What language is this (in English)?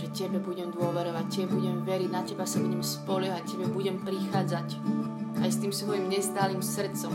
Slovak